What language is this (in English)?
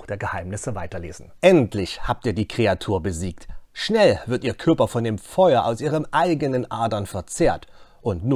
German